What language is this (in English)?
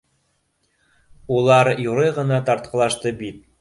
Bashkir